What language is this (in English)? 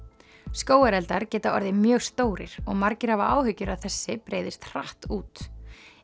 Icelandic